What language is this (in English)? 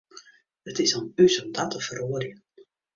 Western Frisian